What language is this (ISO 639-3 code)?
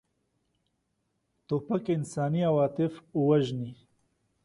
pus